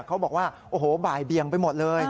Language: Thai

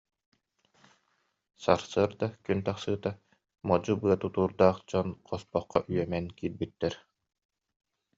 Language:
Yakut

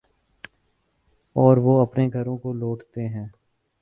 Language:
Urdu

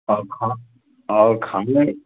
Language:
Hindi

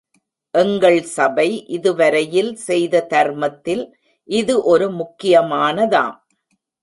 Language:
Tamil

